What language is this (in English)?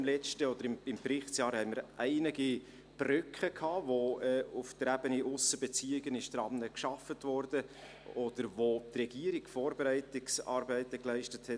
Swiss German